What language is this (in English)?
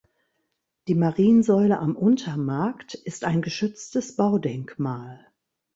German